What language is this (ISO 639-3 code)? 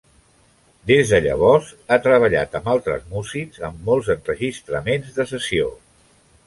cat